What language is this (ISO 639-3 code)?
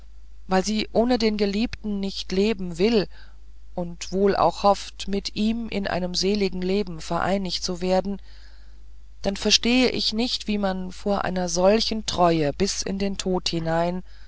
deu